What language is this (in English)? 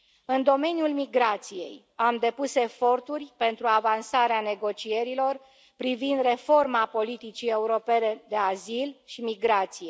Romanian